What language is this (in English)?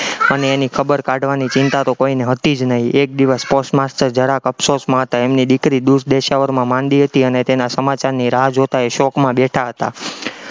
Gujarati